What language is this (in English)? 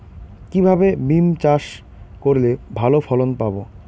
Bangla